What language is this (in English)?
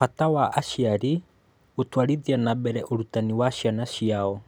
Kikuyu